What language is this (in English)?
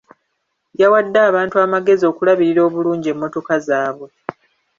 Ganda